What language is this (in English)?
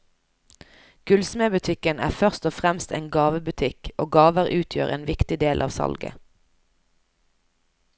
Norwegian